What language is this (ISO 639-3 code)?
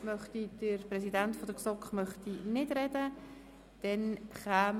gsw